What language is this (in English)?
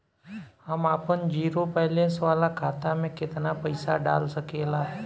Bhojpuri